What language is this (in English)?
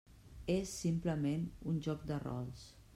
Catalan